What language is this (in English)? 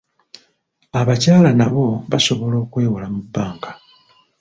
Ganda